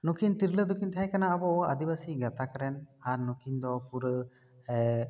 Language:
Santali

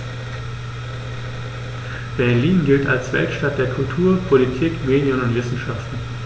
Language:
German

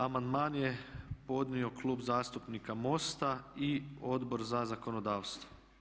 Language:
Croatian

